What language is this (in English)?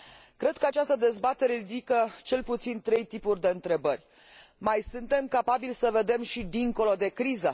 Romanian